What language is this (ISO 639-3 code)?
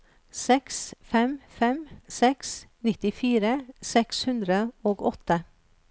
nor